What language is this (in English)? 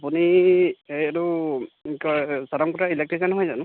Assamese